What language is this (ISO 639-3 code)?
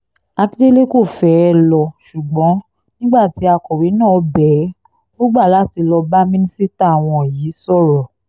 yor